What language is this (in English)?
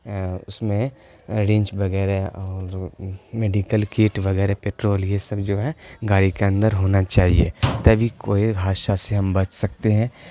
Urdu